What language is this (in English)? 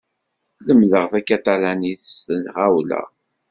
Kabyle